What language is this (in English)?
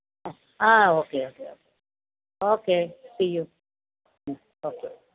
Malayalam